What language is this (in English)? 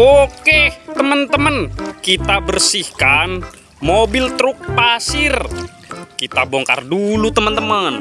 Indonesian